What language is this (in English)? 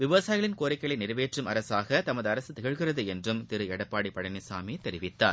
Tamil